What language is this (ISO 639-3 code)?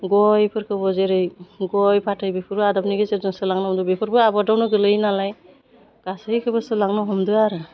brx